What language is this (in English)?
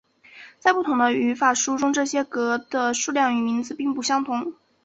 Chinese